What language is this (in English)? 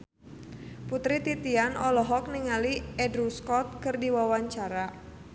Sundanese